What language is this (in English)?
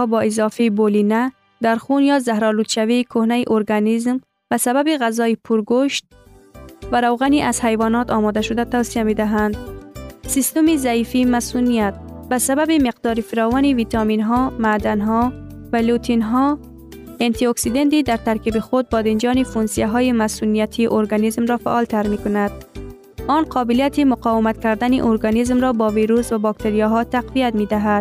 Persian